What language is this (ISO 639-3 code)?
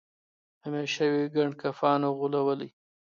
pus